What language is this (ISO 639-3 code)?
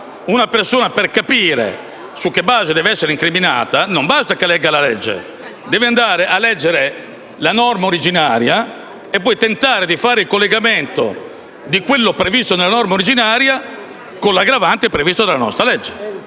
ita